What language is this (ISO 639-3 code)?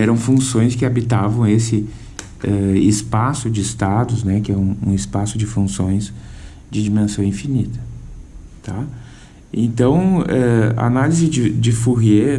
por